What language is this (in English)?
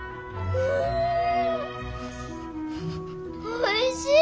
Japanese